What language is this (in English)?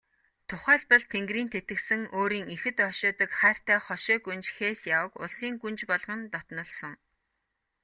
Mongolian